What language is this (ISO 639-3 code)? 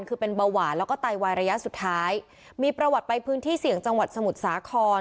tha